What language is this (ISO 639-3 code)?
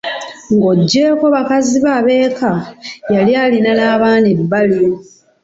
lug